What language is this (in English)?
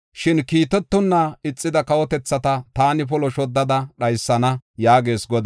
Gofa